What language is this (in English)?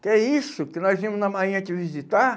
Portuguese